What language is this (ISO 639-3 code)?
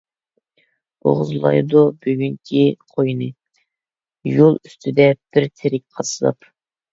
uig